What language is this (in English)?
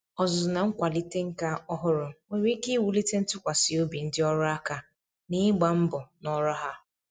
Igbo